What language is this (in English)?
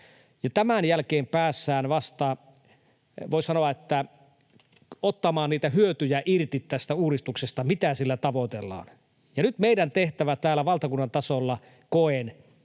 Finnish